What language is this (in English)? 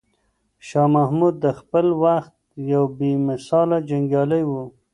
Pashto